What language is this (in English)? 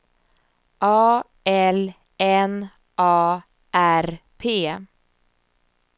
Swedish